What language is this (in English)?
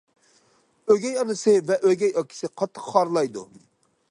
Uyghur